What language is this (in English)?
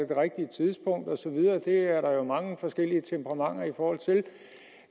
Danish